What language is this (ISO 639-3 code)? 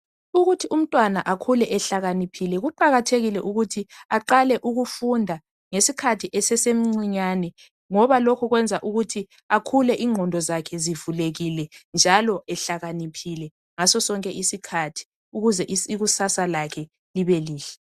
nde